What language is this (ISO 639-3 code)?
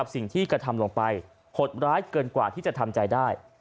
tha